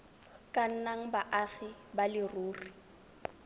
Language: Tswana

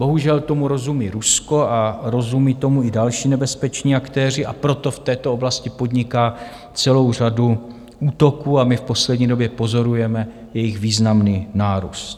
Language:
Czech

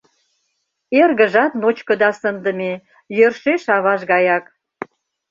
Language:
Mari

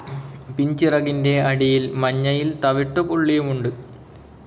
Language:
Malayalam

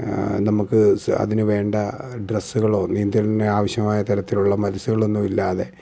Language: Malayalam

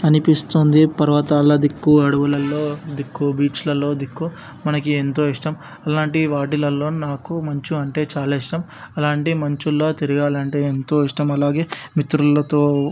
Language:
Telugu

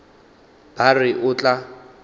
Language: Northern Sotho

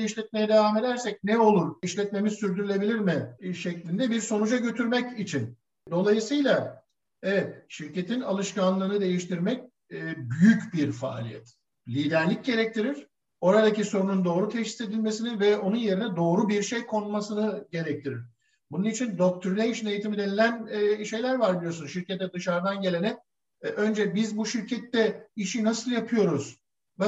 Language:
Turkish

